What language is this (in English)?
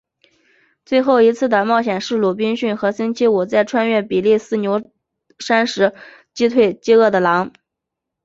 Chinese